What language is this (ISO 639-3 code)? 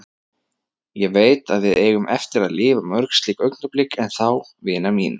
isl